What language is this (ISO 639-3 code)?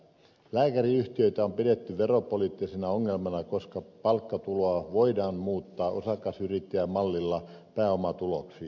fin